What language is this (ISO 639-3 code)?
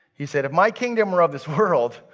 eng